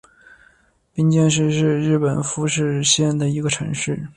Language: Chinese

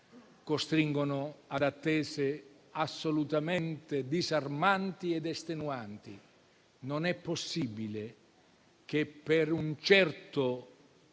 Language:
Italian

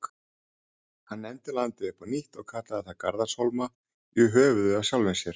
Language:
Icelandic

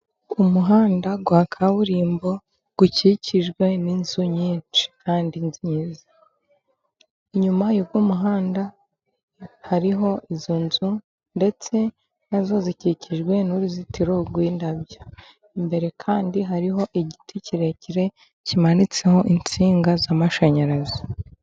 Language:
Kinyarwanda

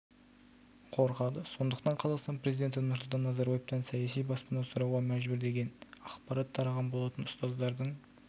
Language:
Kazakh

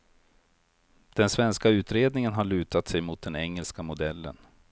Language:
Swedish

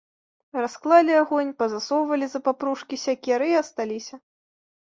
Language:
Belarusian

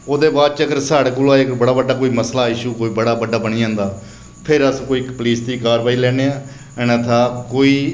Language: Dogri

